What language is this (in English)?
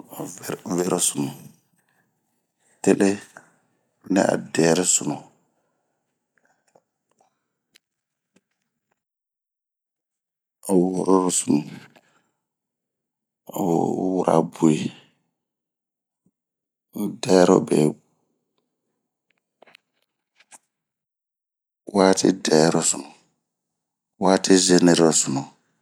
Bomu